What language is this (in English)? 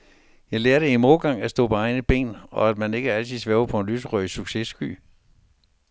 Danish